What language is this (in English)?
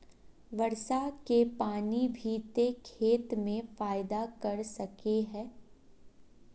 Magahi